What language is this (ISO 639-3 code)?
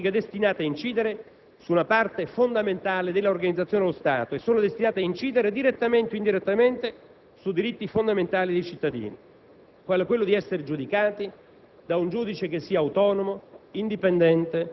ita